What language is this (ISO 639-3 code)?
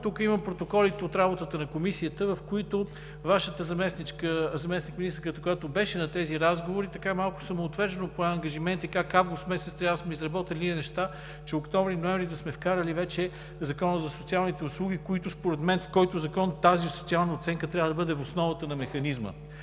bul